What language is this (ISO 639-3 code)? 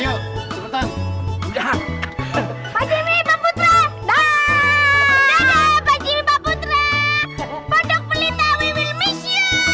ind